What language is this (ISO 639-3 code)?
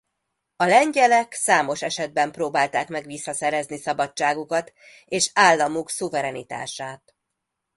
hun